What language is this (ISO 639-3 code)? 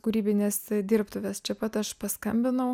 lit